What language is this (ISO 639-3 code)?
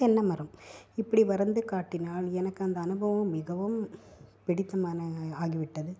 tam